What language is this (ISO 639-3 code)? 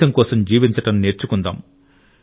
tel